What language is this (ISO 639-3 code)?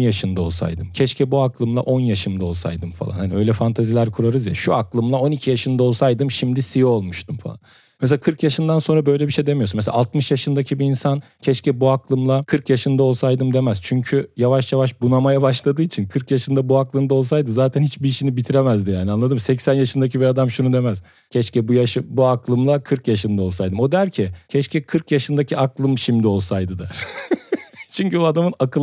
tur